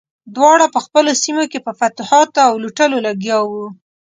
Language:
Pashto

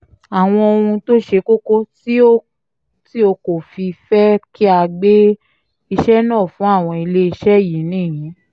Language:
Yoruba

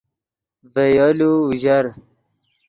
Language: Yidgha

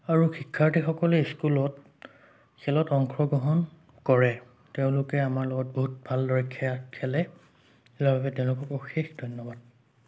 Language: Assamese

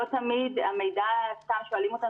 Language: Hebrew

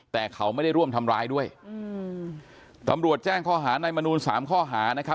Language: Thai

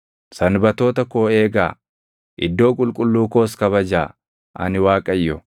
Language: Oromo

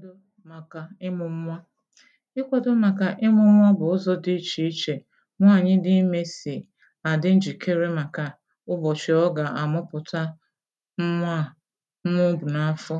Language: Igbo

